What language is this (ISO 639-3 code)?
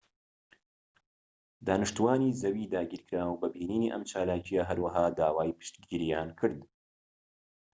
ckb